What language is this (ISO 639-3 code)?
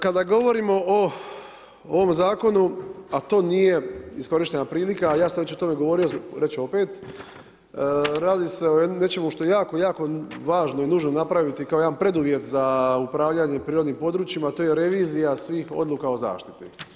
hrv